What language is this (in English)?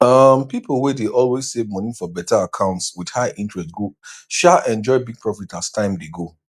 Nigerian Pidgin